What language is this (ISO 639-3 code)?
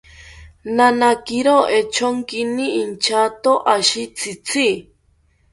cpy